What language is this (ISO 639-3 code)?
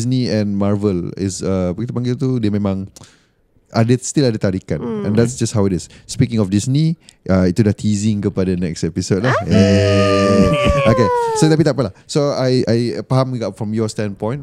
msa